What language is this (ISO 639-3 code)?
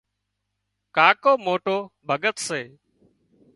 kxp